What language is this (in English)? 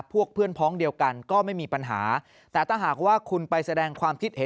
Thai